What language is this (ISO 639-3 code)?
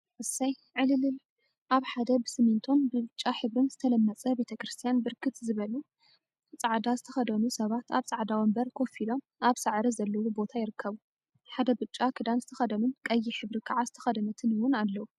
tir